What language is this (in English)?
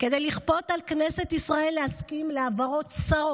Hebrew